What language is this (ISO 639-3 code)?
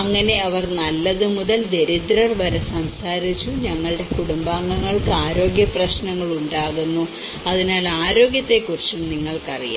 mal